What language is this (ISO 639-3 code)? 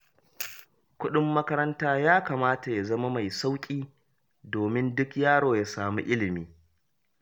hau